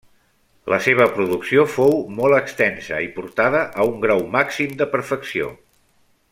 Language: Catalan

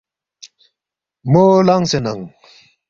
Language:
Balti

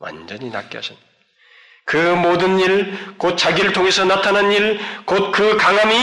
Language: Korean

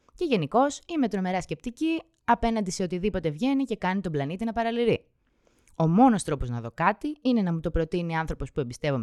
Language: Greek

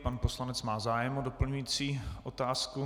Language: Czech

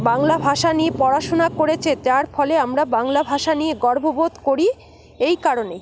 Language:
Bangla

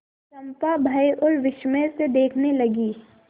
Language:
Hindi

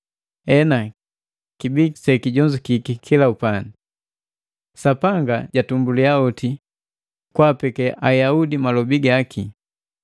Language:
Matengo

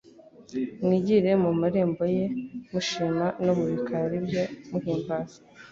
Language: Kinyarwanda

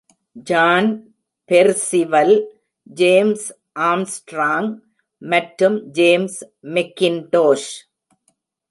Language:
Tamil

